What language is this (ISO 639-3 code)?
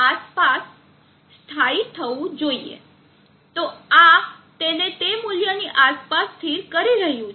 guj